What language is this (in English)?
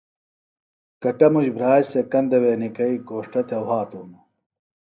Phalura